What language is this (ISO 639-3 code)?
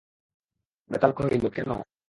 ben